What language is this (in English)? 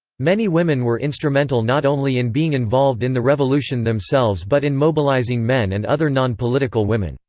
English